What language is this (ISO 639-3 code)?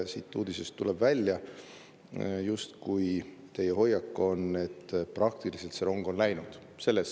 est